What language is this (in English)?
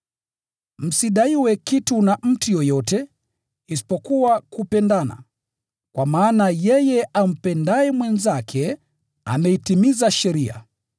Swahili